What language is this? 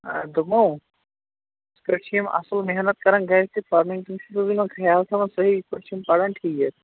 Kashmiri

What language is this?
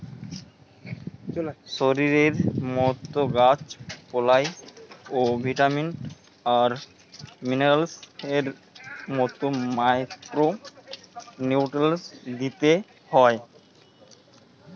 Bangla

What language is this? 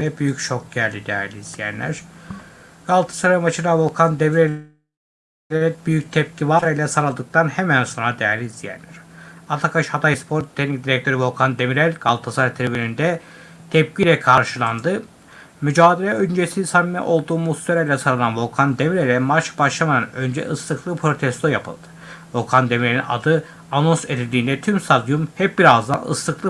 Turkish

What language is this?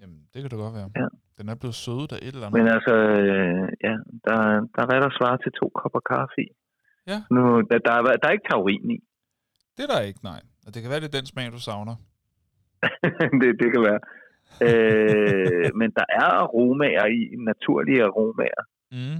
Danish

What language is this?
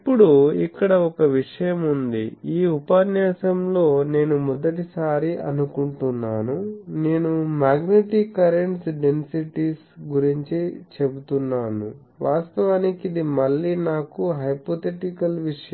Telugu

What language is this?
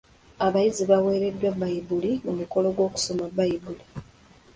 Ganda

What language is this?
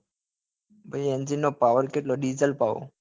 Gujarati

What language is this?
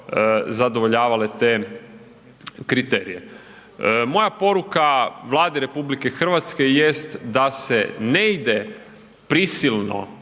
Croatian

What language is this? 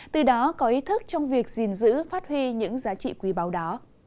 Vietnamese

